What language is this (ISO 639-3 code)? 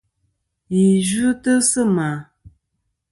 bkm